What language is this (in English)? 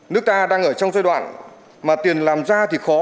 Vietnamese